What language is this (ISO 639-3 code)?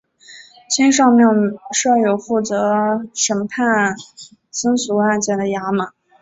zho